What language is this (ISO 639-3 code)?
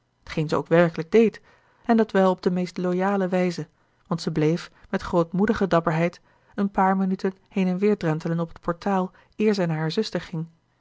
nld